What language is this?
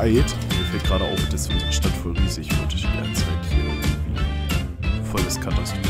German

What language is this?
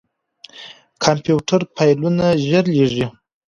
Pashto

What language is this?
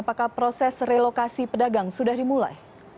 Indonesian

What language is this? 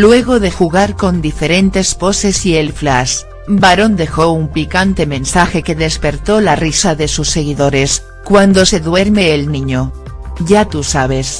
Spanish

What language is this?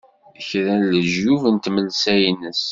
Kabyle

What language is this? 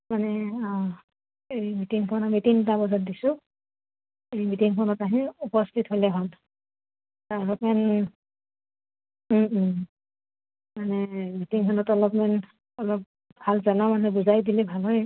Assamese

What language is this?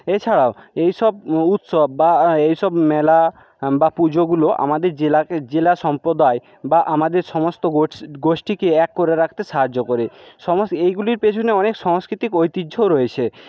Bangla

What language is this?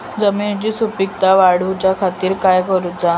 Marathi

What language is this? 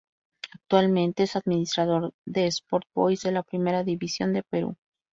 Spanish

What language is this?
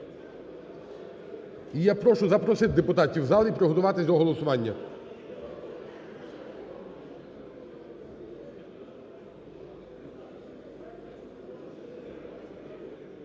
Ukrainian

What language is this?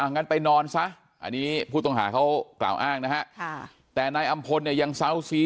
Thai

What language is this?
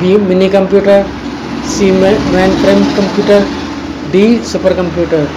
Hindi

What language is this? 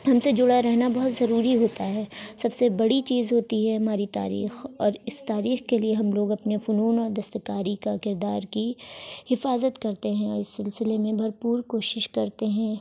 Urdu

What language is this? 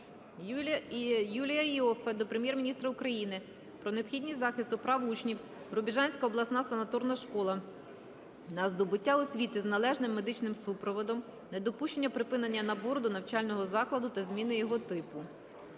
Ukrainian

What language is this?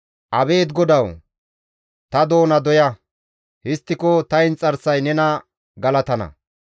Gamo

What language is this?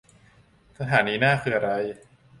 Thai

